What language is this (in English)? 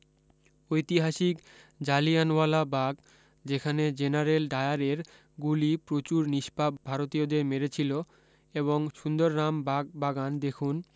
Bangla